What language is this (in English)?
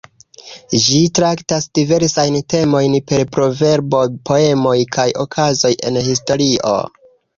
Esperanto